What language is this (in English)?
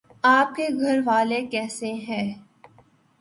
Urdu